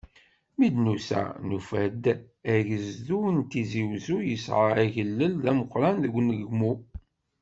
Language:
Kabyle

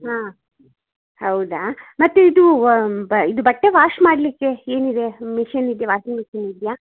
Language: Kannada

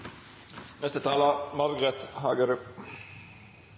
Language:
Norwegian Nynorsk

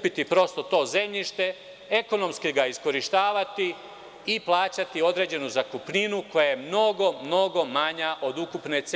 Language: Serbian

